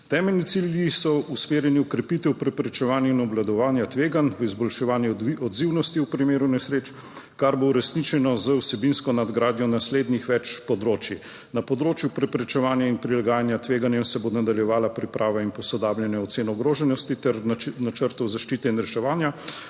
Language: Slovenian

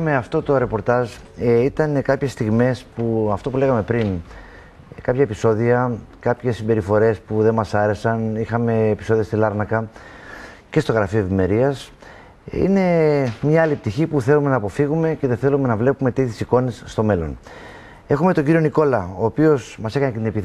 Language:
Greek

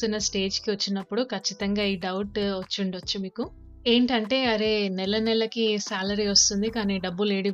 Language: Telugu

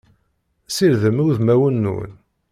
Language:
Kabyle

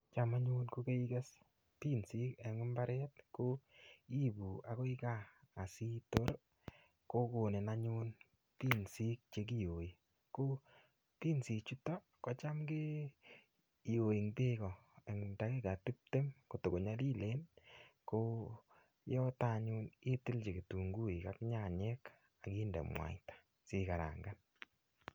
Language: Kalenjin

